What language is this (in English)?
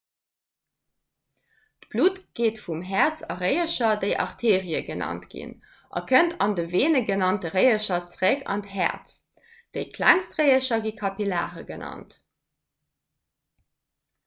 Luxembourgish